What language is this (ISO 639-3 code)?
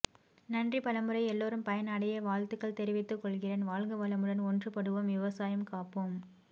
tam